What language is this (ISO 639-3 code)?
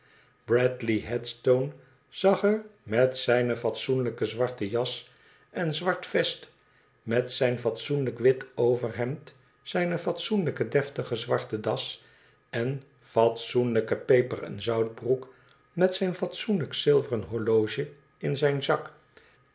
nld